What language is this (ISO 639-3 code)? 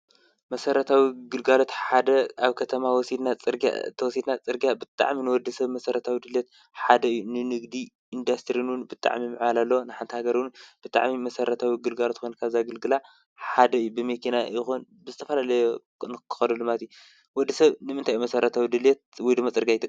tir